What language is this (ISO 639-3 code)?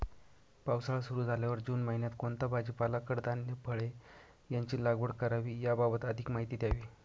mar